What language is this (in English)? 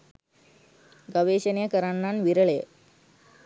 Sinhala